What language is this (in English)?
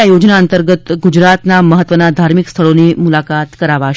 Gujarati